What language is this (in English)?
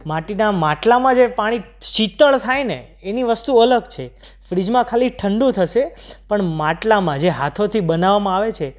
Gujarati